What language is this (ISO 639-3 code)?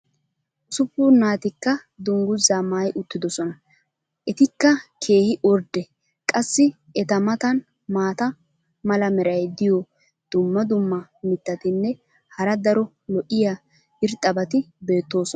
wal